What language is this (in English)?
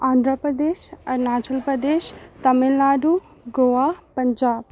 Dogri